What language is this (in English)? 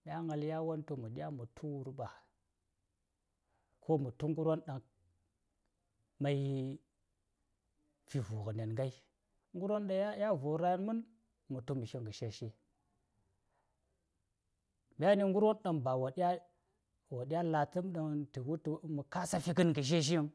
Saya